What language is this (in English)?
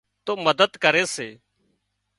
Wadiyara Koli